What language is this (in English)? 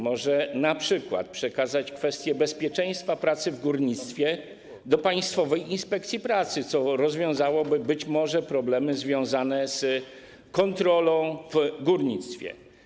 Polish